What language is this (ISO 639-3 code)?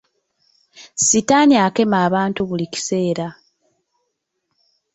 lug